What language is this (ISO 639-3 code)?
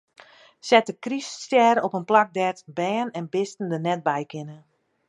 fry